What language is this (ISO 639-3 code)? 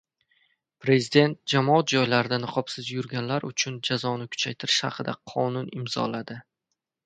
uzb